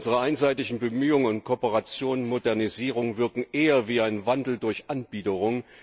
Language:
German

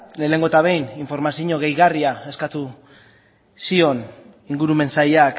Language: Basque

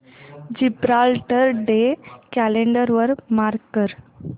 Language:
Marathi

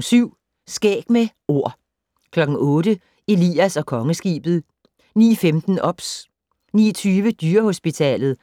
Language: Danish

